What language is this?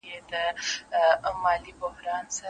Pashto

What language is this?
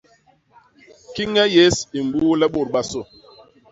Basaa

